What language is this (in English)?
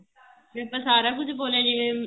Punjabi